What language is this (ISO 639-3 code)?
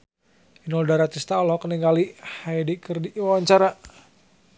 sun